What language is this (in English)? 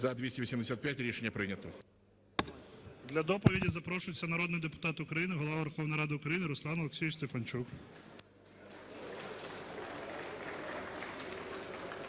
Ukrainian